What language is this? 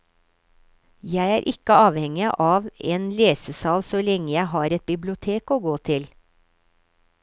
Norwegian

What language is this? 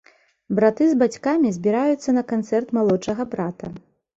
Belarusian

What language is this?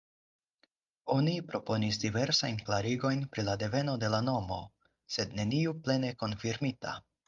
Esperanto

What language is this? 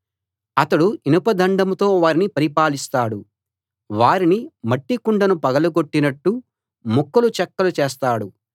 Telugu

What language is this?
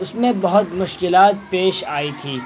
Urdu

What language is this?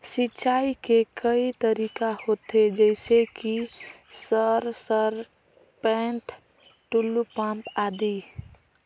Chhattisgarhi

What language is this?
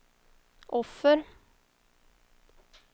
Swedish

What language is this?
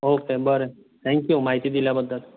Konkani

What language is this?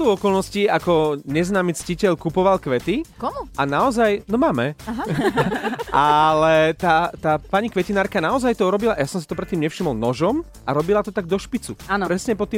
Slovak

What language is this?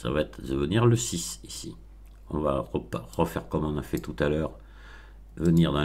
French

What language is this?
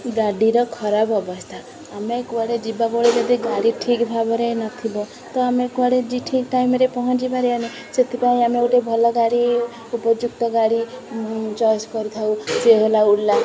Odia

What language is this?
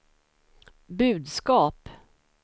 Swedish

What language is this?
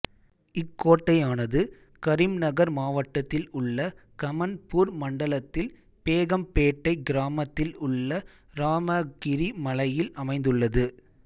Tamil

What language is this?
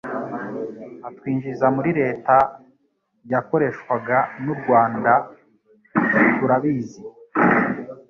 Kinyarwanda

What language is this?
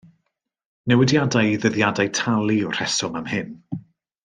Welsh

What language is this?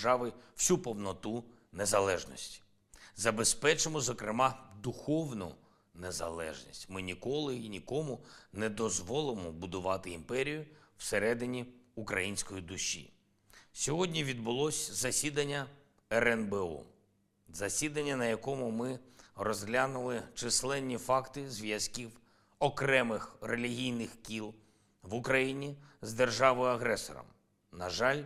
Ukrainian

